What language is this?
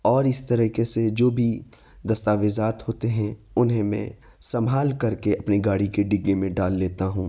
Urdu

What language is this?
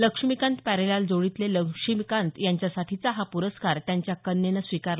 Marathi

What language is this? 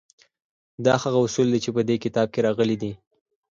Pashto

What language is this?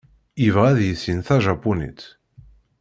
Kabyle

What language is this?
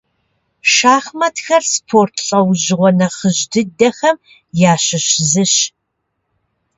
Kabardian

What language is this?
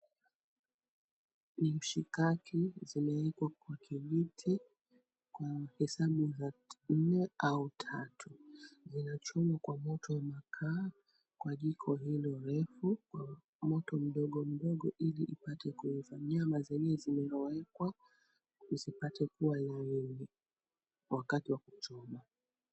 Swahili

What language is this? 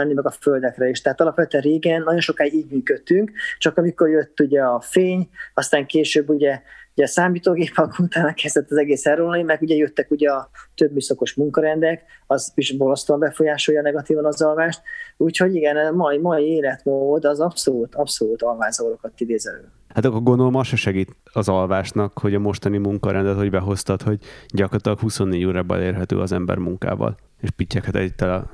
Hungarian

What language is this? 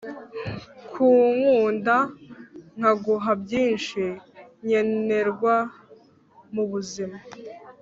Kinyarwanda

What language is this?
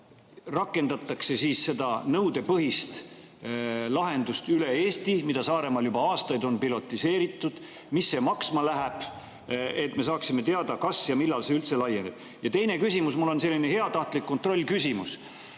Estonian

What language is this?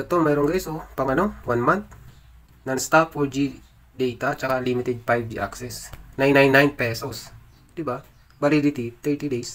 Filipino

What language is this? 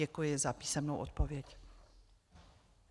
Czech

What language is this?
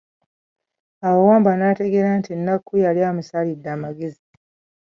Ganda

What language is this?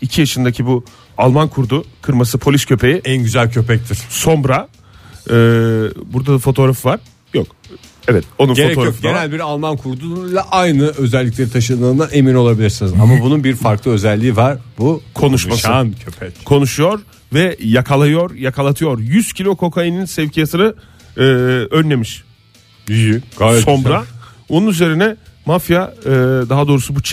Turkish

